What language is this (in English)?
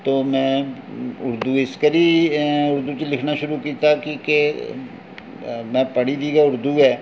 Dogri